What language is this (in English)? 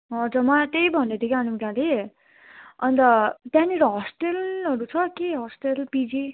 Nepali